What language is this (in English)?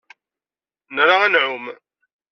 Kabyle